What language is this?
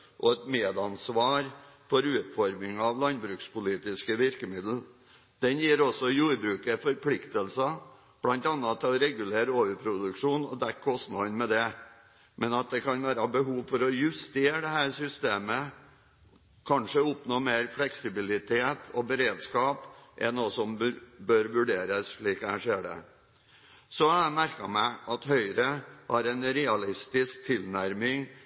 Norwegian Bokmål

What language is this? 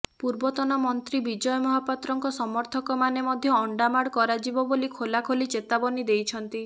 Odia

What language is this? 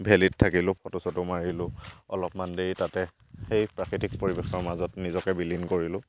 Assamese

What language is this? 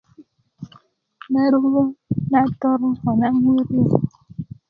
Kuku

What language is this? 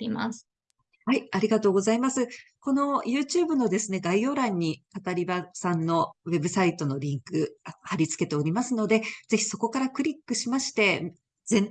Japanese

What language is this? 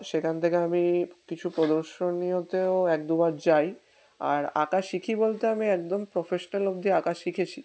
Bangla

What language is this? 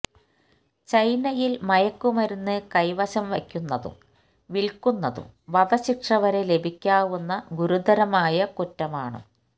Malayalam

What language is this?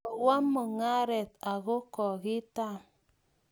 Kalenjin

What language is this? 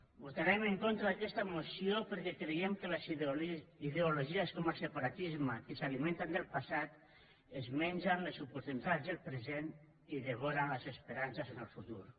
Catalan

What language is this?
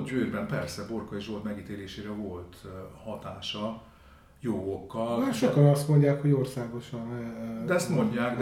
Hungarian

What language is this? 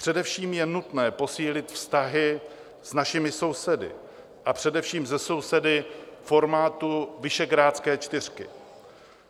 Czech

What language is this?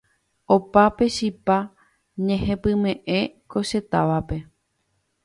Guarani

